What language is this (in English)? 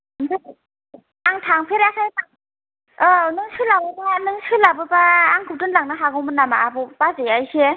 Bodo